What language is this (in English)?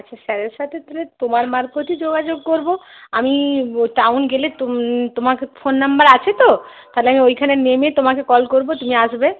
Bangla